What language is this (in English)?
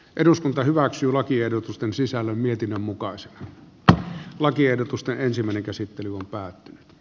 Finnish